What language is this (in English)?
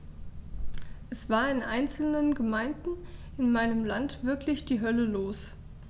German